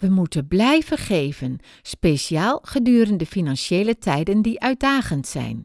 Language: Dutch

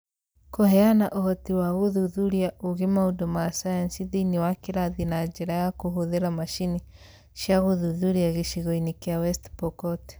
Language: Kikuyu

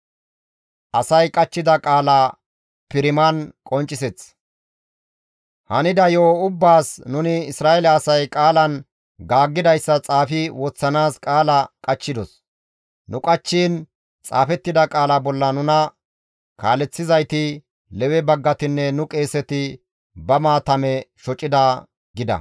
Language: Gamo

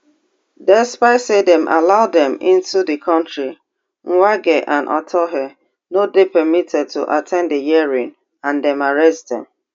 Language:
Nigerian Pidgin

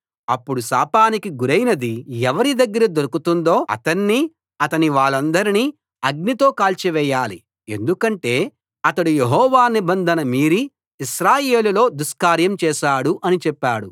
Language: Telugu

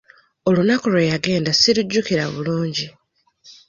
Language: Ganda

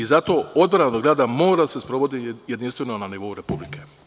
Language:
Serbian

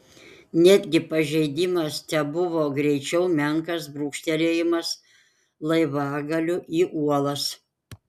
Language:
Lithuanian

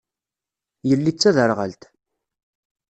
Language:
Kabyle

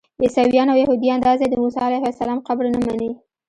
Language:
Pashto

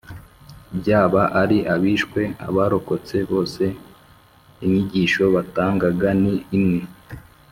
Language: Kinyarwanda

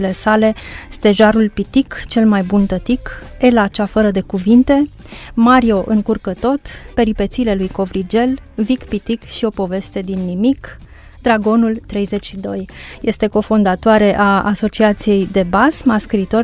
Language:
Romanian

